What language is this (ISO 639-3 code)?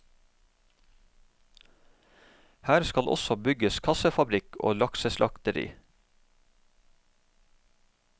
nor